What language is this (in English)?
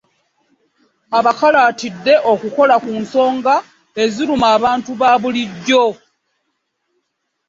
Ganda